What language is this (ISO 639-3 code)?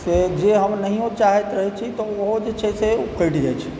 mai